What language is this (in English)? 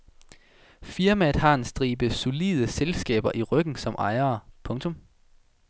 Danish